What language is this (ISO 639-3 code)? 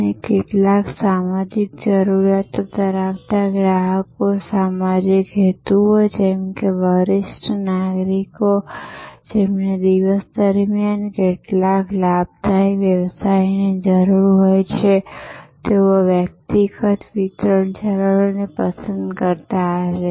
guj